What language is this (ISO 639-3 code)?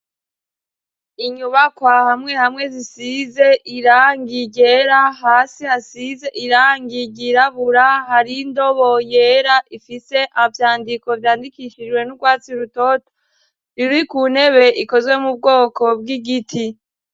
run